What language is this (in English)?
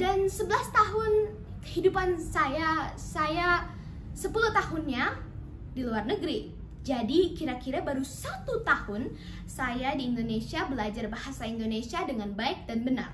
Indonesian